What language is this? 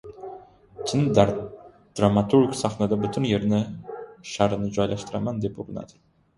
Uzbek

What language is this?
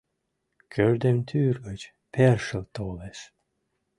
Mari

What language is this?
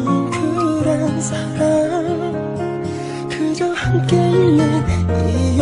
Korean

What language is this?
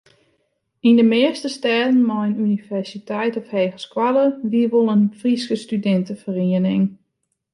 Western Frisian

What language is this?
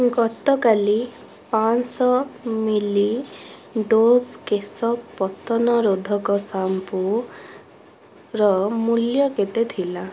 Odia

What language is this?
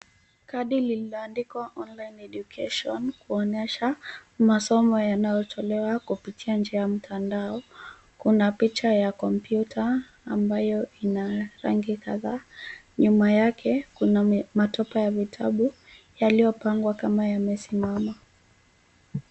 Swahili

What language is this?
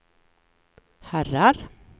Swedish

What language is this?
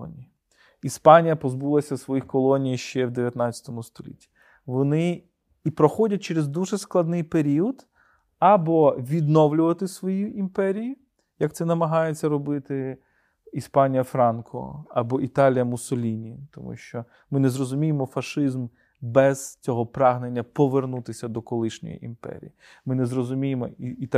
Ukrainian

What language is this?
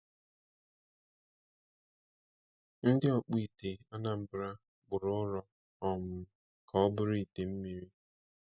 Igbo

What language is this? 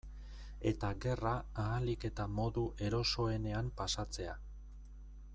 Basque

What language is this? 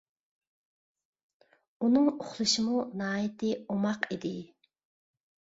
Uyghur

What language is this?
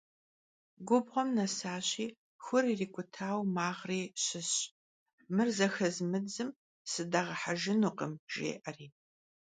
Kabardian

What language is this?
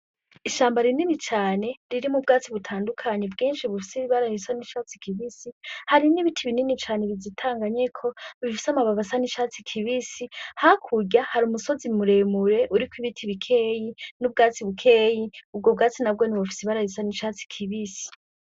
Rundi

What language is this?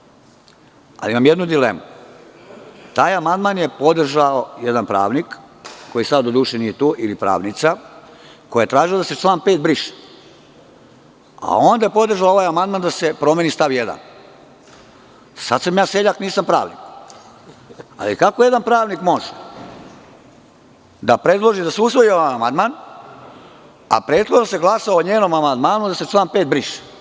Serbian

